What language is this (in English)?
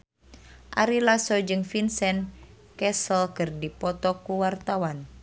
Sundanese